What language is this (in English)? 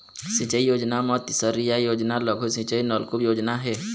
Chhattisgarhi